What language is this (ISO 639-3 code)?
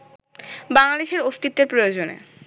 ben